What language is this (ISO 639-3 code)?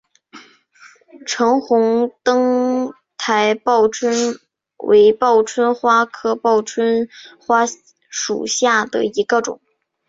zho